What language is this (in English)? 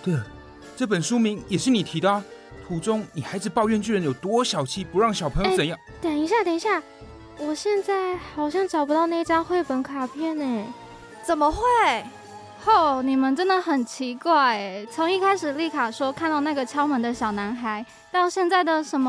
Chinese